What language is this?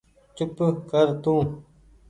Goaria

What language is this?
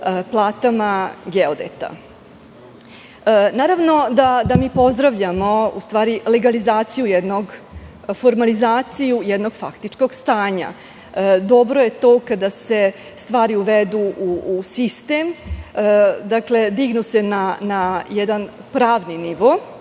Serbian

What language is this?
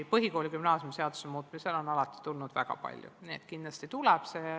Estonian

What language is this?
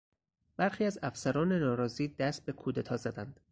Persian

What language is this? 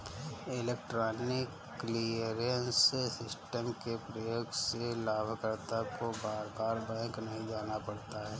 Hindi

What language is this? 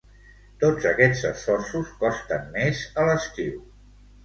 Catalan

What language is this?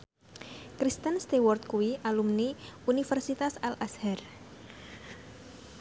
Javanese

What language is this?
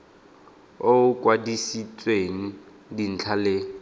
Tswana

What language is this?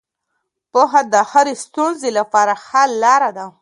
Pashto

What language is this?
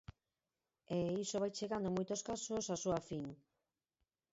Galician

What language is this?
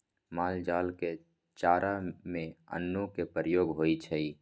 Maithili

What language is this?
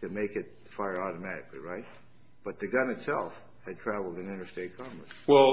English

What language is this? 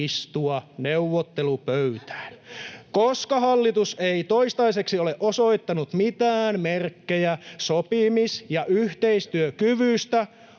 Finnish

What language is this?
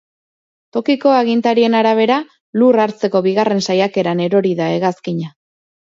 Basque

